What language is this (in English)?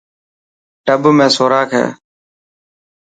Dhatki